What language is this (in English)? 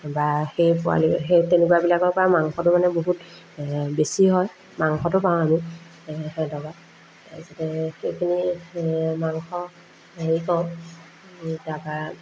Assamese